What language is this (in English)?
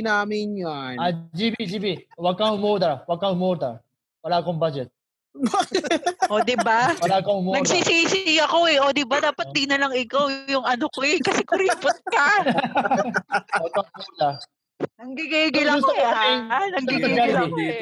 Filipino